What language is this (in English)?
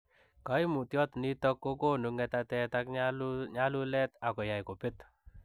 Kalenjin